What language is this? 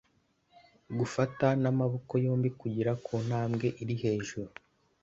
Kinyarwanda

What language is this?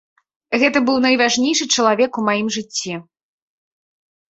Belarusian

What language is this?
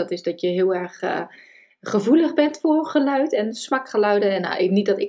Dutch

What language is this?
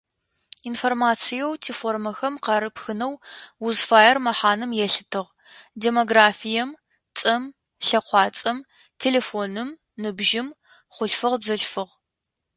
Adyghe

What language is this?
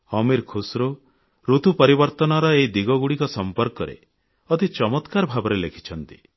Odia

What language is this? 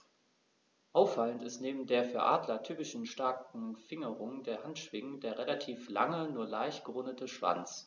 German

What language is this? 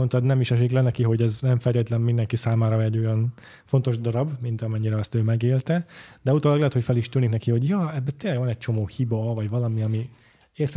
Hungarian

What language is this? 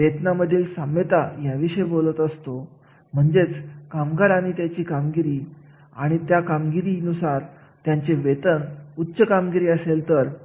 Marathi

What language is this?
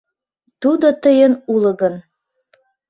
Mari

